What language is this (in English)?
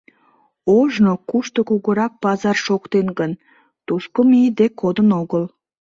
Mari